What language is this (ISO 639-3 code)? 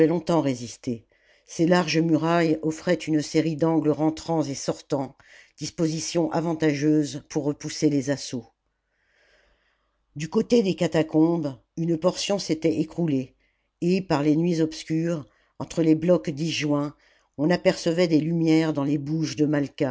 fra